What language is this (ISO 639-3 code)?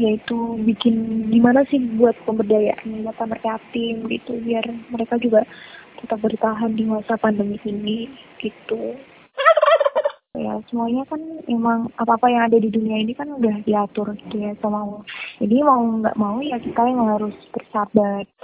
ind